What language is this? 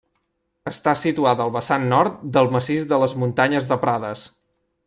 Catalan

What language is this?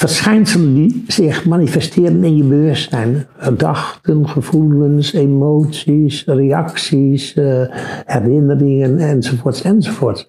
Dutch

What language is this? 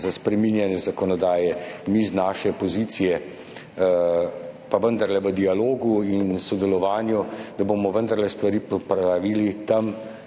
Slovenian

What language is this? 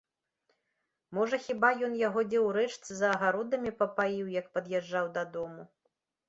Belarusian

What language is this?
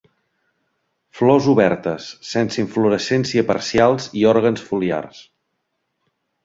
Catalan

